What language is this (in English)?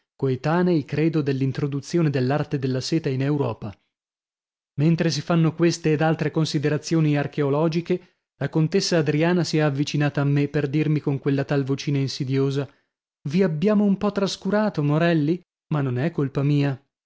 Italian